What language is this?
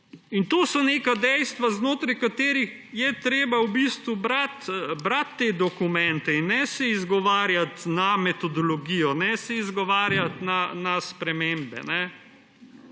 Slovenian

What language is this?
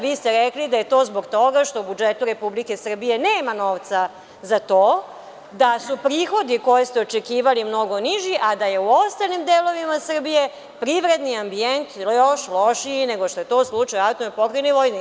Serbian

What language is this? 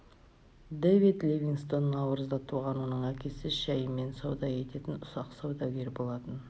Kazakh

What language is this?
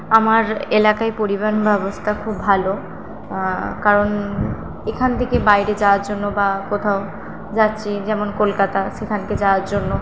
Bangla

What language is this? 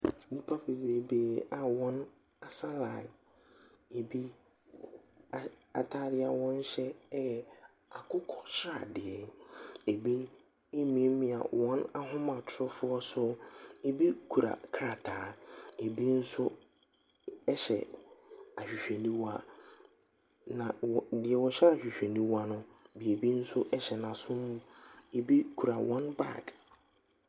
Akan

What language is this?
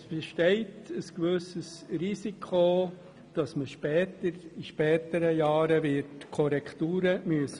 Swiss German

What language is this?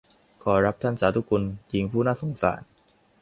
Thai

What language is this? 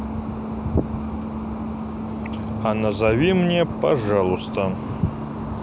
Russian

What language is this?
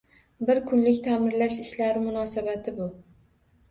Uzbek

